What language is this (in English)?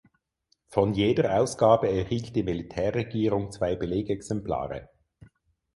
German